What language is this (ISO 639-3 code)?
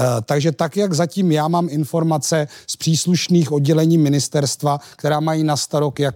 ces